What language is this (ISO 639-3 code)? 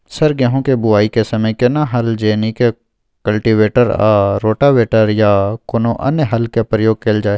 mai